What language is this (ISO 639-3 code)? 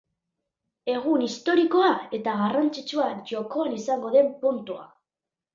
eus